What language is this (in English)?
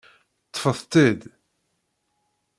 Kabyle